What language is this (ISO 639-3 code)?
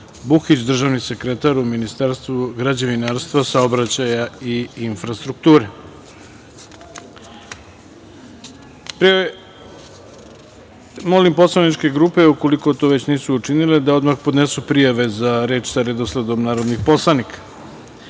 srp